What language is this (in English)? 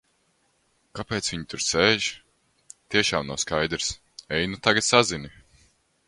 Latvian